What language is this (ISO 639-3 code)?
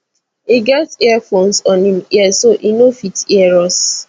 pcm